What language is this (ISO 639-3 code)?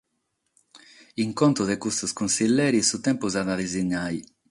srd